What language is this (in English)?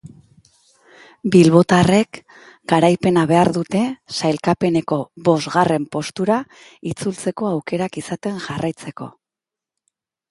Basque